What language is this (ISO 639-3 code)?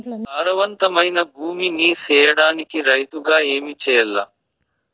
tel